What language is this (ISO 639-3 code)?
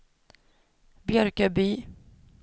swe